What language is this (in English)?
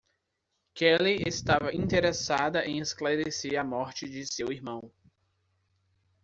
Portuguese